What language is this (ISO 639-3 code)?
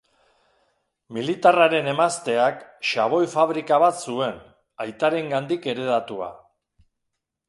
eus